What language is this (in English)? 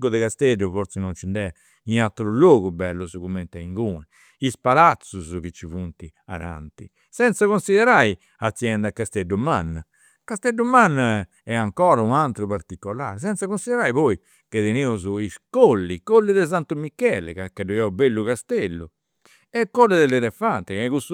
Campidanese Sardinian